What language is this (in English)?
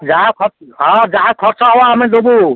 Odia